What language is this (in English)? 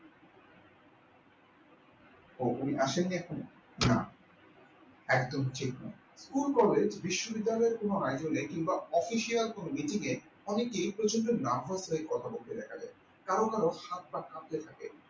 Bangla